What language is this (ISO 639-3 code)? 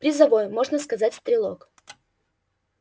rus